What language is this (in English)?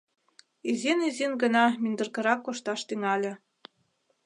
Mari